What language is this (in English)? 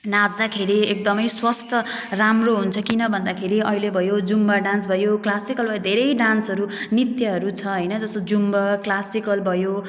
Nepali